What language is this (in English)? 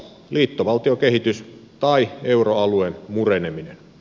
Finnish